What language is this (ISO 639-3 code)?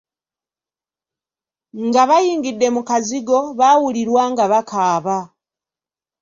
lug